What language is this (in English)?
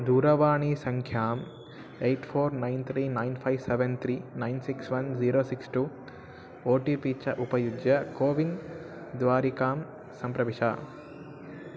Sanskrit